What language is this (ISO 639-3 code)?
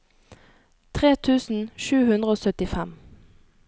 nor